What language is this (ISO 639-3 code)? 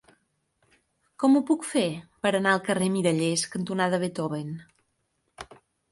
cat